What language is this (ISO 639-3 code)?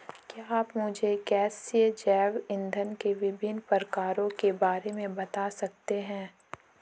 hin